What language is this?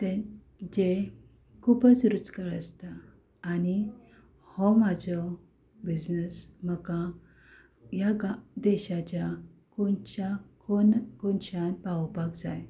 Konkani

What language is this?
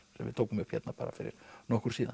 Icelandic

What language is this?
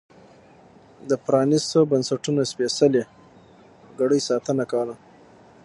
Pashto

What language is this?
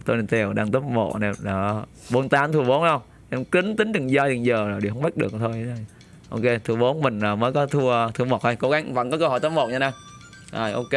Vietnamese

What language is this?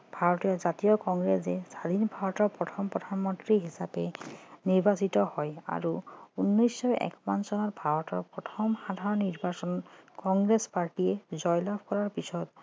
Assamese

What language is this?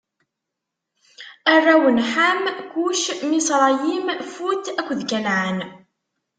Kabyle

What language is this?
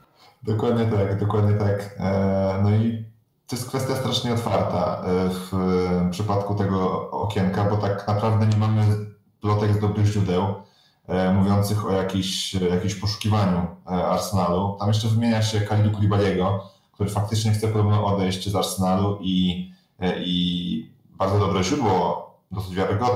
Polish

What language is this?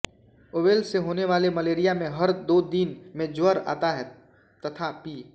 Hindi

